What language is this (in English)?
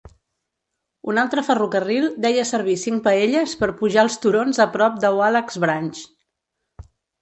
Catalan